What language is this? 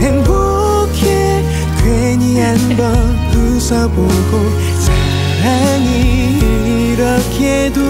Korean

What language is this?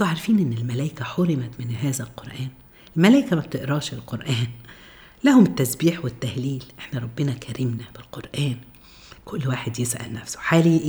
Arabic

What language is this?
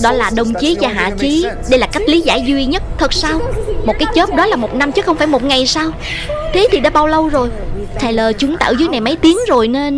Vietnamese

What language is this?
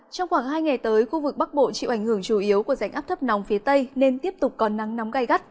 Vietnamese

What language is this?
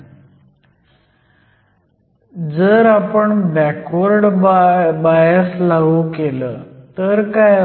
Marathi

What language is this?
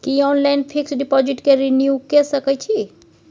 Maithili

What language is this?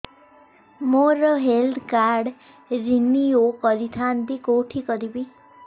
Odia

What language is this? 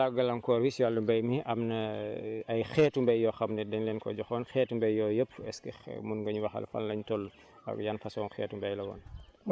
Wolof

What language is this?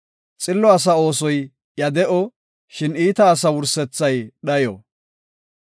Gofa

